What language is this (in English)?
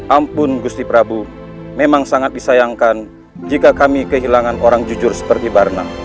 Indonesian